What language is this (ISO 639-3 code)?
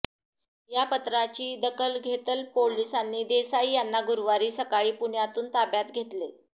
mar